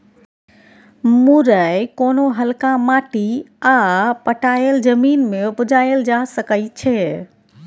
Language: Maithili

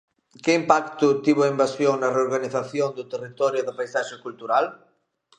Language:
Galician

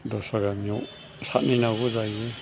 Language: Bodo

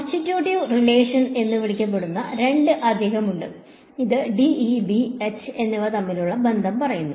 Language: Malayalam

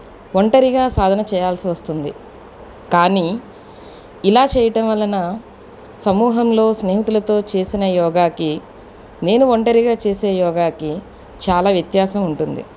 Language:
Telugu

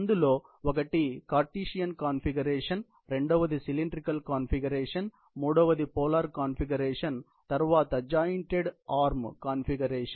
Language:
Telugu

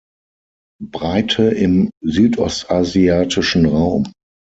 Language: German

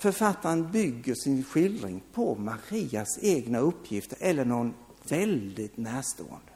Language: Swedish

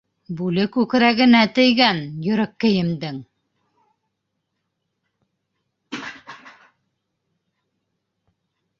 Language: Bashkir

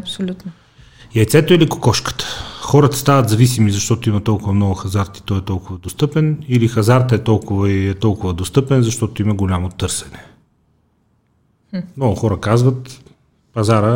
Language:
Bulgarian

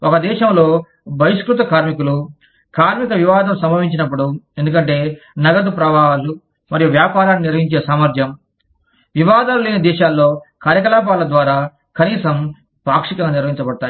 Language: Telugu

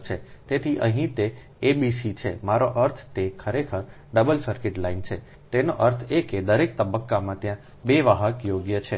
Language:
Gujarati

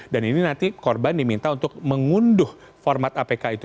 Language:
Indonesian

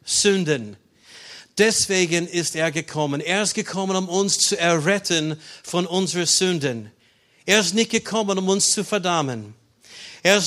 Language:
German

